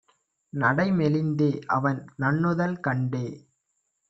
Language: Tamil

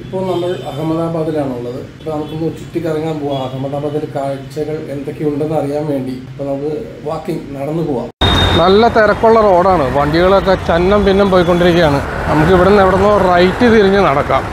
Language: Malayalam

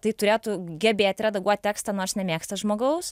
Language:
Lithuanian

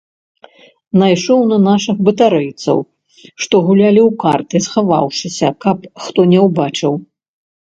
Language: Belarusian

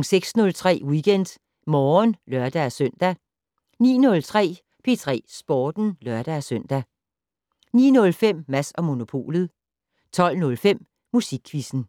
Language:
Danish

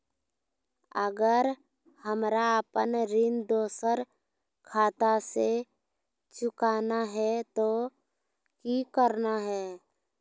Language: Magahi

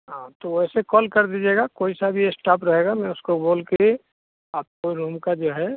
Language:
Hindi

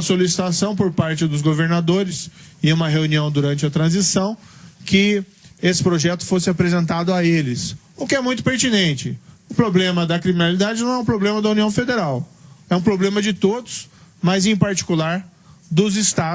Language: Portuguese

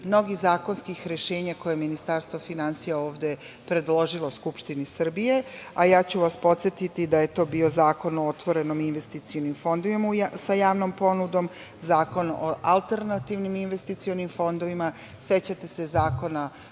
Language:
Serbian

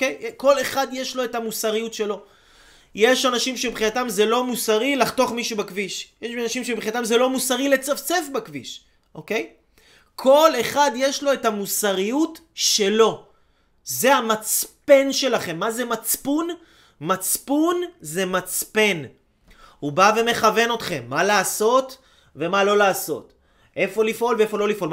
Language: Hebrew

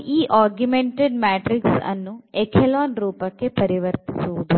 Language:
Kannada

